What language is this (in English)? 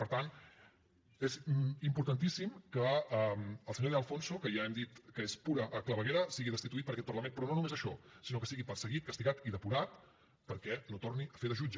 Catalan